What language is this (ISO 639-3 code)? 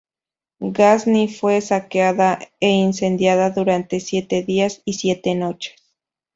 spa